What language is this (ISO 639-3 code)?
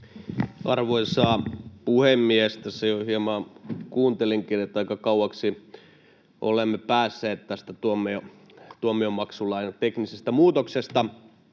fin